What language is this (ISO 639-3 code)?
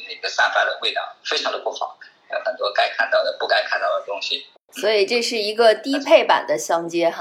zho